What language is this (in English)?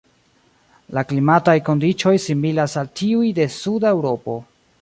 Esperanto